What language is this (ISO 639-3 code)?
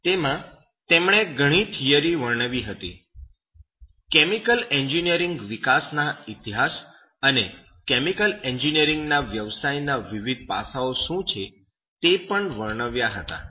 guj